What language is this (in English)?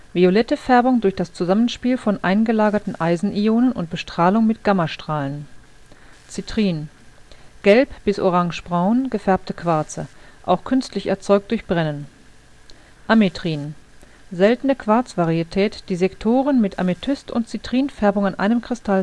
German